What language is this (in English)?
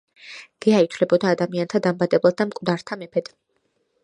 Georgian